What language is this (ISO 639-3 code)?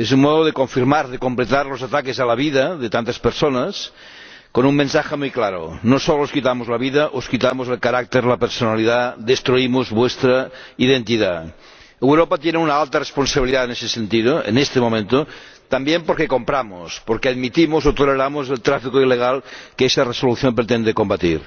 spa